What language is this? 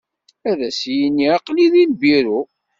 Kabyle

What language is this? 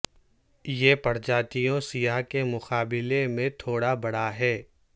Urdu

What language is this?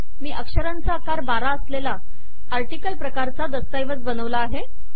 Marathi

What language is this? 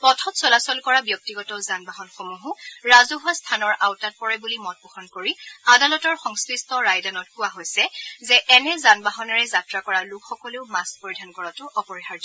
Assamese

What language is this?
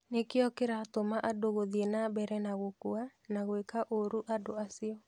Kikuyu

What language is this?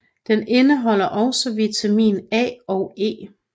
Danish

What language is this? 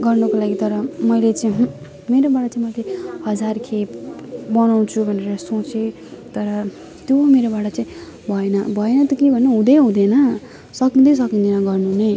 Nepali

